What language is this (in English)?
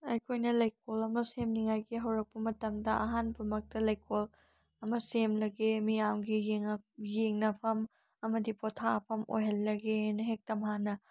Manipuri